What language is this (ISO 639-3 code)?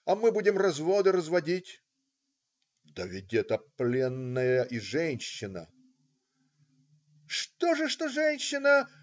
rus